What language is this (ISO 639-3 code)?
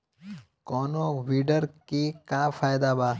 bho